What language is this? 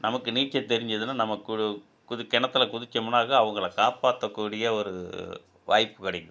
Tamil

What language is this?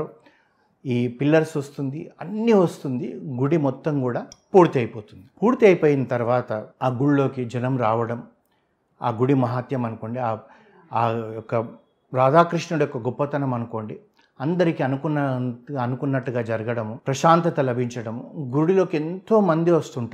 Telugu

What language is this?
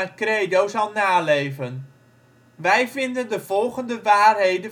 Dutch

